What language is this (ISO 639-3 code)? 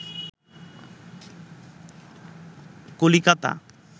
ben